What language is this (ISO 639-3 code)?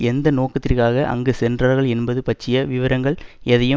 tam